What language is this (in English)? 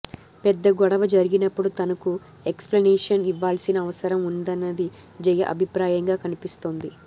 Telugu